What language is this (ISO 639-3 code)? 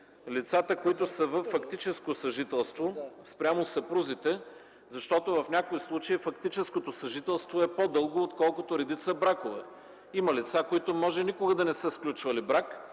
bul